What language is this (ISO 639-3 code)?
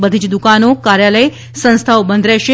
guj